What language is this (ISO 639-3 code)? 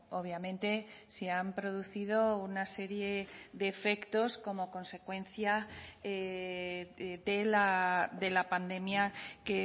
spa